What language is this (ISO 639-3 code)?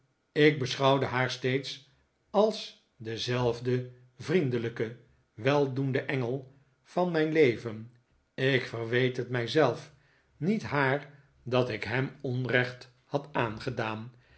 nld